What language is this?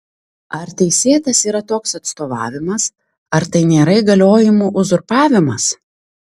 Lithuanian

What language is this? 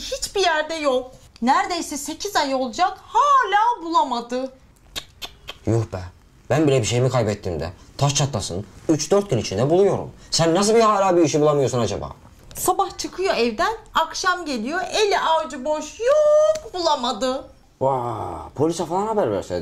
Turkish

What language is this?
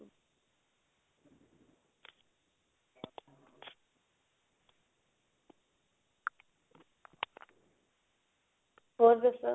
Punjabi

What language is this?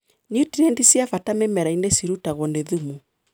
Kikuyu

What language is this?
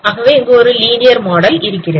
Tamil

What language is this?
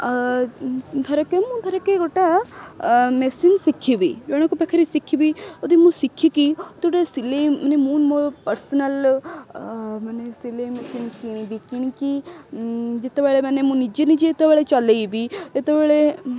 Odia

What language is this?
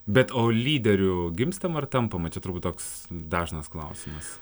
Lithuanian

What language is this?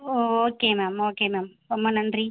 Tamil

